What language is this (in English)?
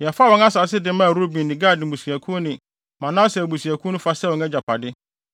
Akan